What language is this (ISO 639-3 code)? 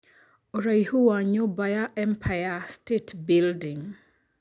kik